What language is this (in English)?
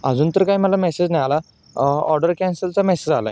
Marathi